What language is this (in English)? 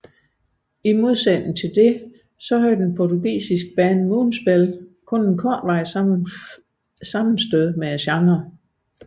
Danish